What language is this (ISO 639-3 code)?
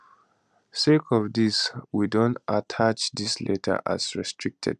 pcm